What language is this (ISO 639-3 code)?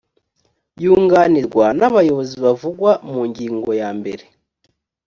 kin